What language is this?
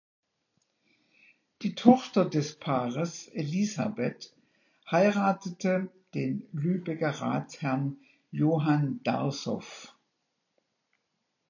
German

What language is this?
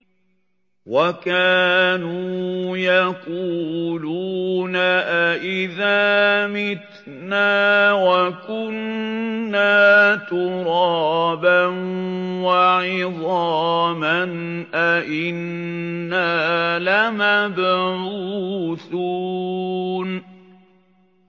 Arabic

